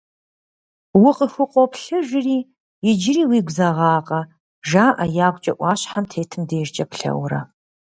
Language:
Kabardian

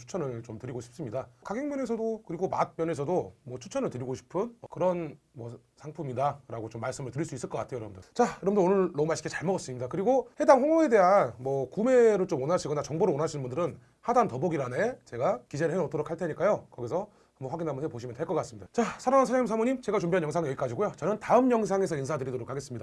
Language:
Korean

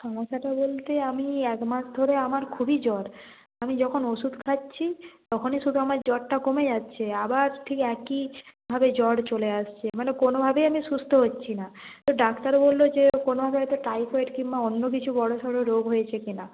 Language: Bangla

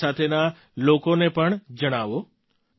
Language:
Gujarati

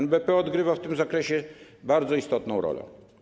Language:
Polish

